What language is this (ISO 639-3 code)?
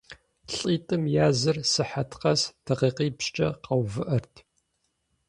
kbd